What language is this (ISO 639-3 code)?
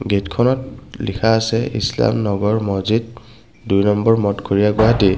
asm